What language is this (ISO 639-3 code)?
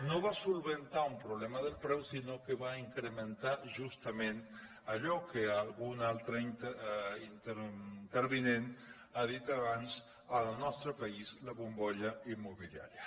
cat